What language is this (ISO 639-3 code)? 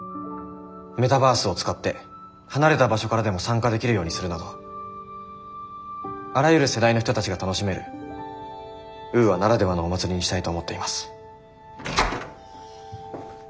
jpn